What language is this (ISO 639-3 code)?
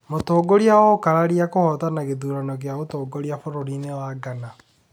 kik